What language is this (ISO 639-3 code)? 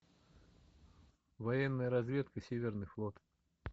rus